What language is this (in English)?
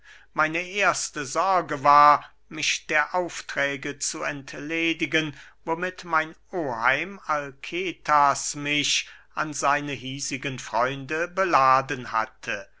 German